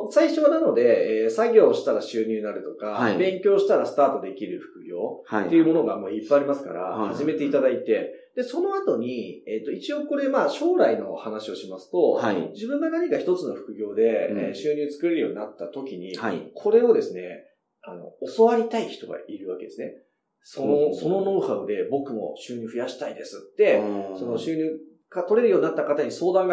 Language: Japanese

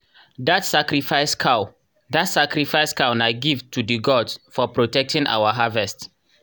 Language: Nigerian Pidgin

